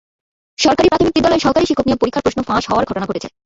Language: Bangla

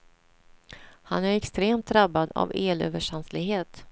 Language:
Swedish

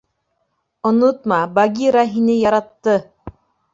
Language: Bashkir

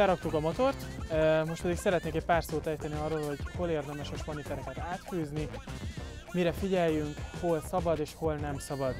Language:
Hungarian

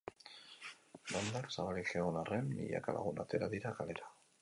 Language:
Basque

